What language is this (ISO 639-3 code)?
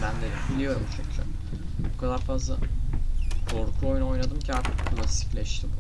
tur